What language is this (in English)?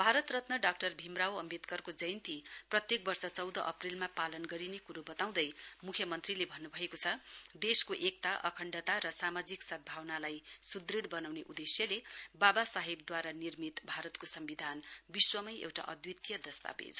Nepali